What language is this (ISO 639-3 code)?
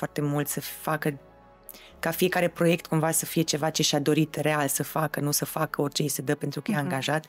ron